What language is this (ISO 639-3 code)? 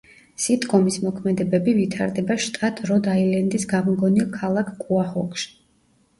kat